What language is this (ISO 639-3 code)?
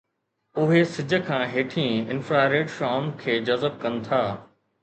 snd